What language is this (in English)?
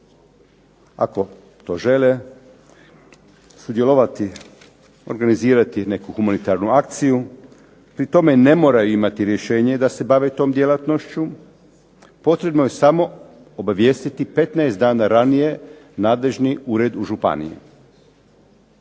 Croatian